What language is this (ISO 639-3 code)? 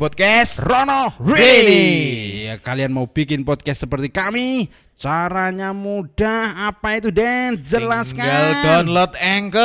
ind